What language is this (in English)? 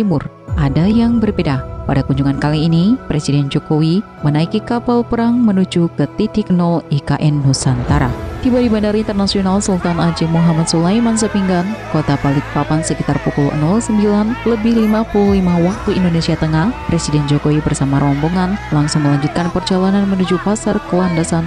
Indonesian